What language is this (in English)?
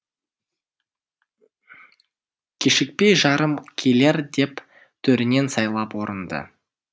Kazakh